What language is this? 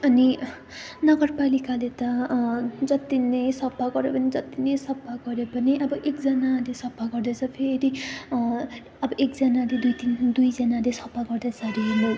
Nepali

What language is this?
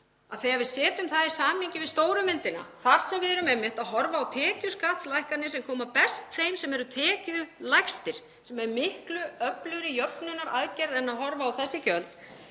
Icelandic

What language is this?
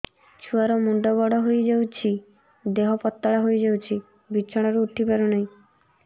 Odia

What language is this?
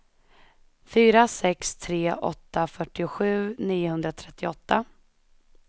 Swedish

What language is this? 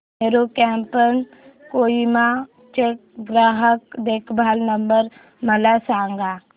Marathi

